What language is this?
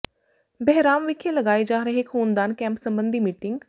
Punjabi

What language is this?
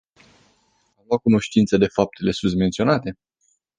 Romanian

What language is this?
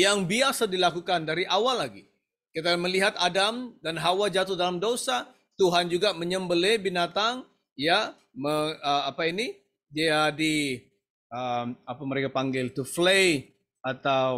Indonesian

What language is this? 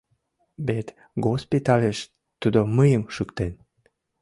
Mari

